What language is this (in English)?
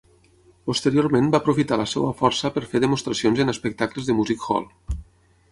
Catalan